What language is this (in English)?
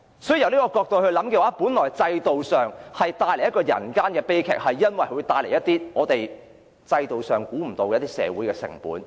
Cantonese